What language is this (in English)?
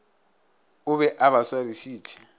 Northern Sotho